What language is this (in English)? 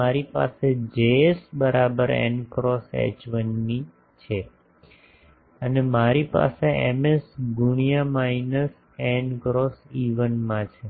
Gujarati